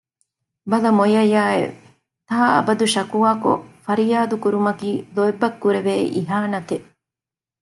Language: Divehi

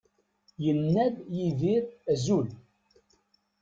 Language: Kabyle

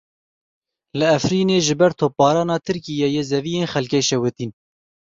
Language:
Kurdish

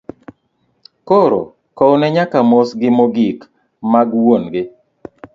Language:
Luo (Kenya and Tanzania)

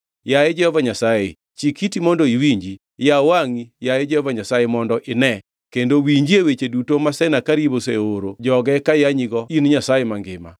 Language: Luo (Kenya and Tanzania)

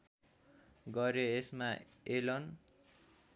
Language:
Nepali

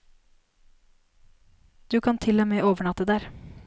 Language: Norwegian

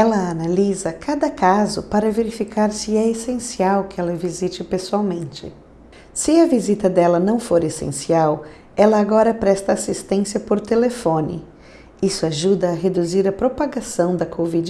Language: Portuguese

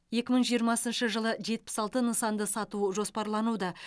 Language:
Kazakh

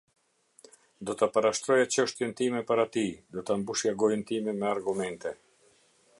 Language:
Albanian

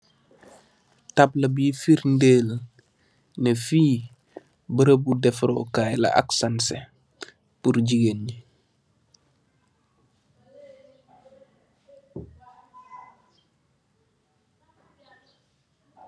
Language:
Wolof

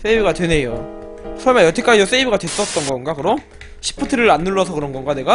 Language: Korean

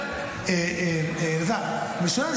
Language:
Hebrew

